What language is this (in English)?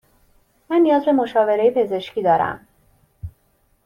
Persian